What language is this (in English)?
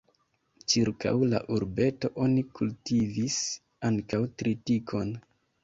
Esperanto